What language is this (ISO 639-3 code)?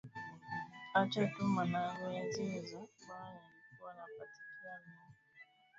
swa